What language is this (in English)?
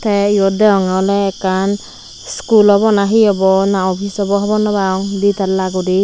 Chakma